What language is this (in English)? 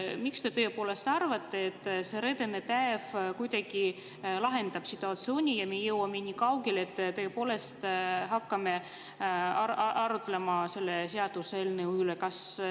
Estonian